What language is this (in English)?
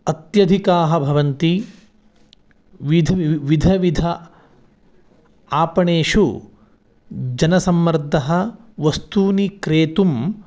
Sanskrit